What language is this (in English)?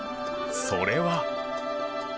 Japanese